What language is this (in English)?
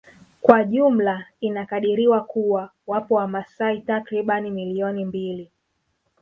Swahili